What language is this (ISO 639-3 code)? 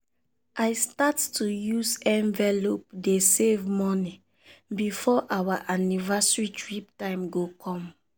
pcm